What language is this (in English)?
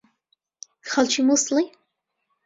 Central Kurdish